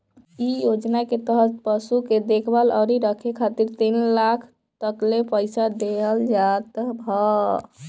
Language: Bhojpuri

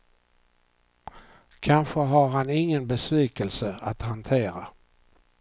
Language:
Swedish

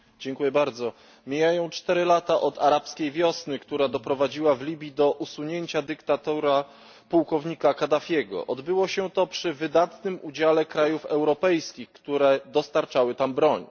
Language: Polish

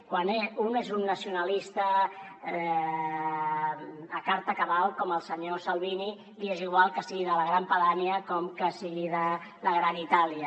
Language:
Catalan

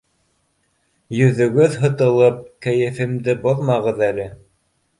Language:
Bashkir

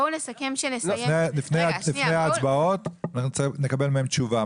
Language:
Hebrew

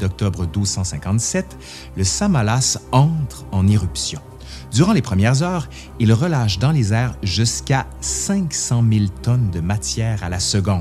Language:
French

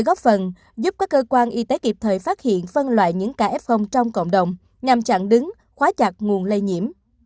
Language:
Vietnamese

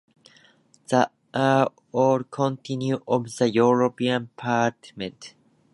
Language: English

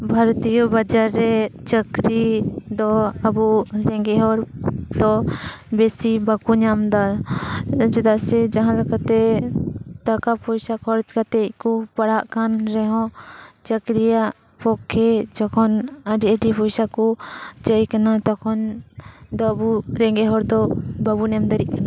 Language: Santali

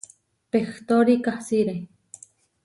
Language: Huarijio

